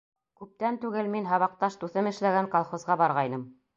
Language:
Bashkir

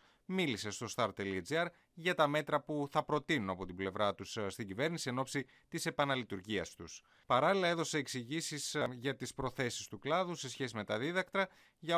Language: Greek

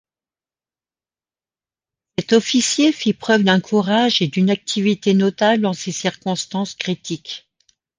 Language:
French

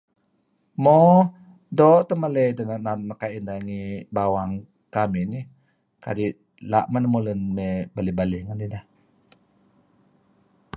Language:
Kelabit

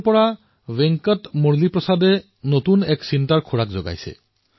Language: Assamese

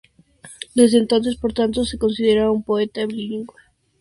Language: Spanish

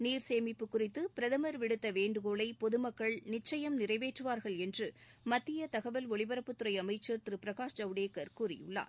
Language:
Tamil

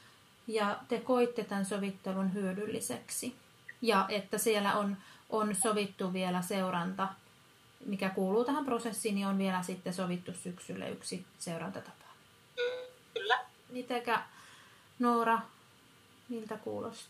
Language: Finnish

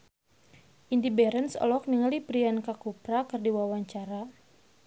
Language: Sundanese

